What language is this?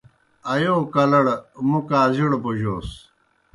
Kohistani Shina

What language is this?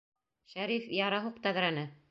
Bashkir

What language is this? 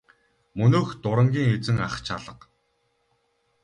Mongolian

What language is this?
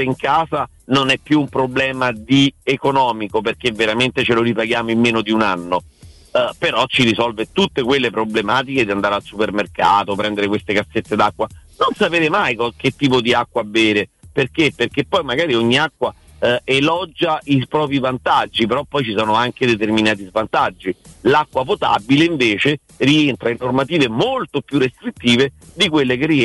Italian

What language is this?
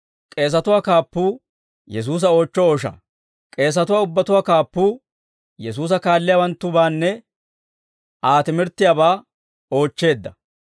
Dawro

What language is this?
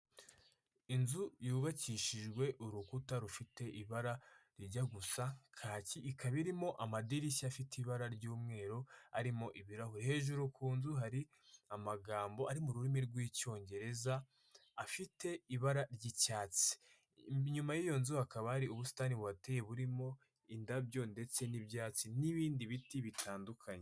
Kinyarwanda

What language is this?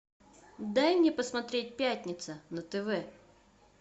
Russian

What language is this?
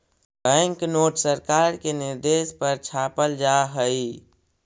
Magahi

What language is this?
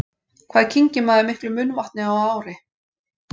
Icelandic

